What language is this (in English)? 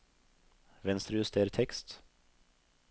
Norwegian